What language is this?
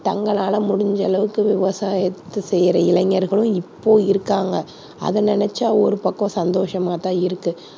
Tamil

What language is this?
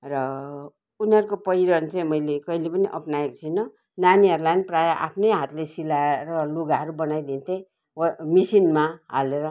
Nepali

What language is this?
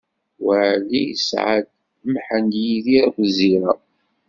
Kabyle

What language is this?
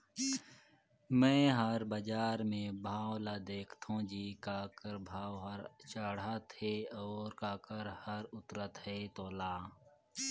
Chhattisgarhi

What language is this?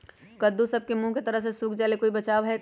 Magahi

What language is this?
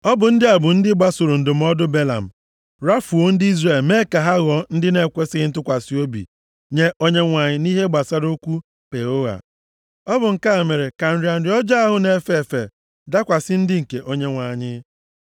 Igbo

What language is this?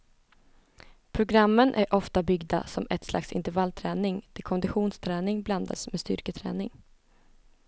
Swedish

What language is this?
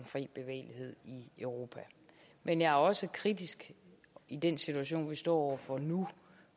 Danish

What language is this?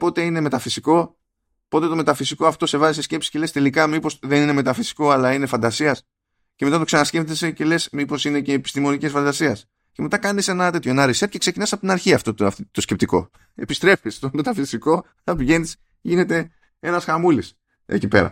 Greek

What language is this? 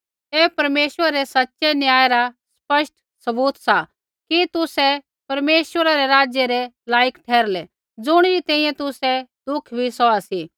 Kullu Pahari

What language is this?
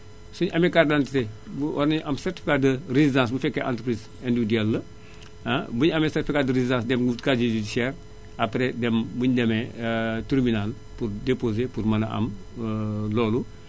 Wolof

